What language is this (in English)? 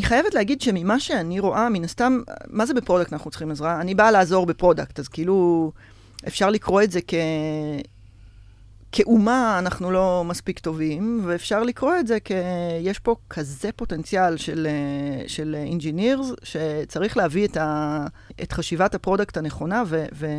Hebrew